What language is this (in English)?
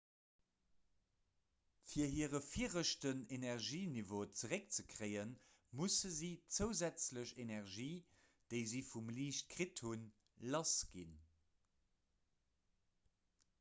Luxembourgish